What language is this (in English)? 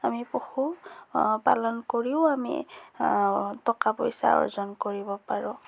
Assamese